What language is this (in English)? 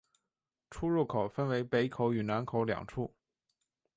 Chinese